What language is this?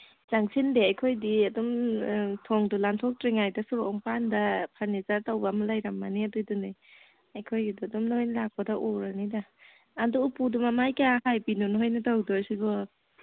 Manipuri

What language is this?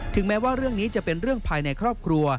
Thai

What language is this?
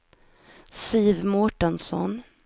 Swedish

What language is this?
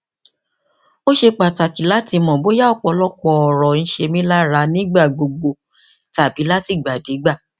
Yoruba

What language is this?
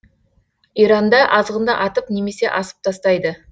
Kazakh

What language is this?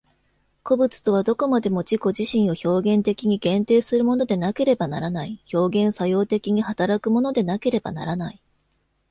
Japanese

